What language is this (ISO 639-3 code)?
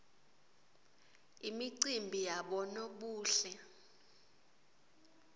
ssw